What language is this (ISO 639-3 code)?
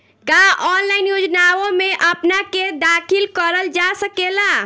bho